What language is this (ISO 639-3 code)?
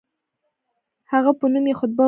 pus